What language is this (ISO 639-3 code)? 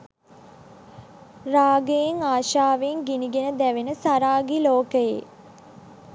sin